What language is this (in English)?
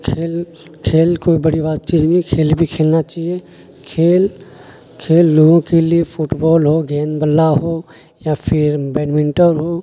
Urdu